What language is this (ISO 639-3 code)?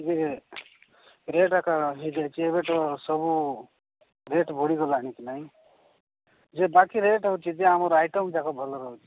ori